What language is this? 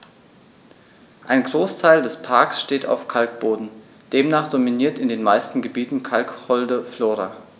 German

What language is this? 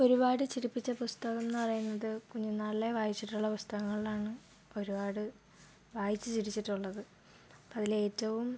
Malayalam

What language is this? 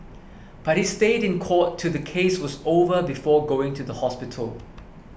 English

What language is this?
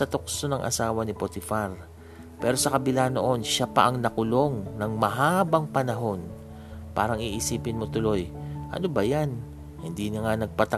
Filipino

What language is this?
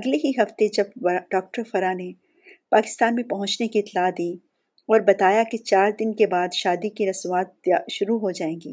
Urdu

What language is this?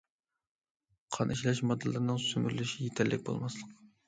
Uyghur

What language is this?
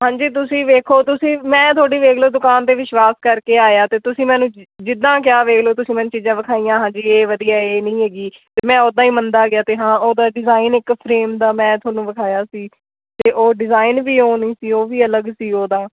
Punjabi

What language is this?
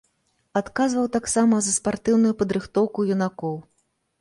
Belarusian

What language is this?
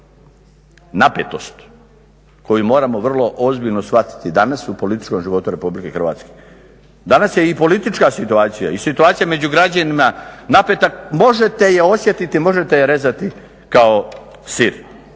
Croatian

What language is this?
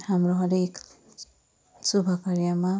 Nepali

